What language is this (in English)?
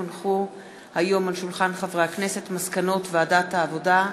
Hebrew